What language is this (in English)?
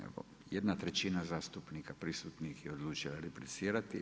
Croatian